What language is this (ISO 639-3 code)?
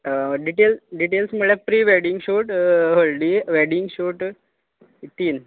kok